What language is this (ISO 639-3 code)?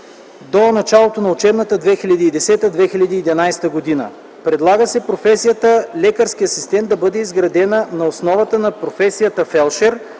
bul